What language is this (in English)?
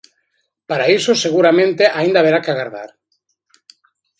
Galician